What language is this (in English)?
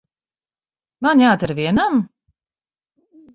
Latvian